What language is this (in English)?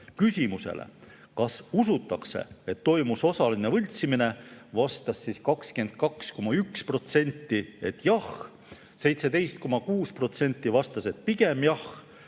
Estonian